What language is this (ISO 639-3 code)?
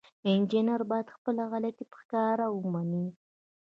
pus